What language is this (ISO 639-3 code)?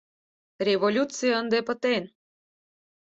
chm